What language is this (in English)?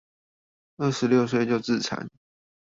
Chinese